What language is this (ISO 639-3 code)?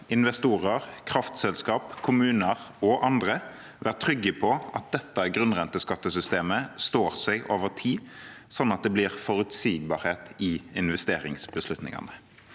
nor